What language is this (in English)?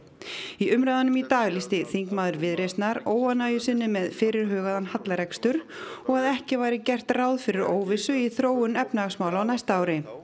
Icelandic